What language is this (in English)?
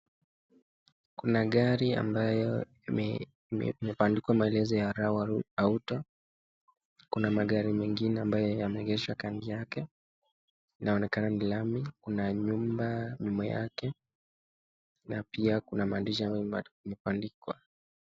Swahili